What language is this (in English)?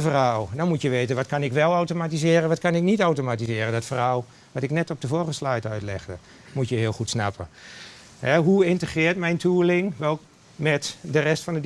Dutch